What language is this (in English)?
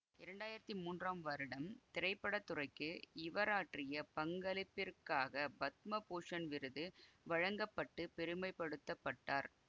Tamil